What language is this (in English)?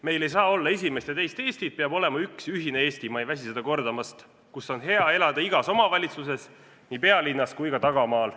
Estonian